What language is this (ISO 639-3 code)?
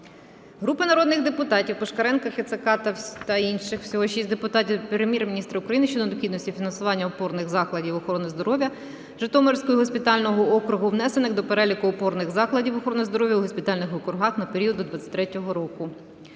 ukr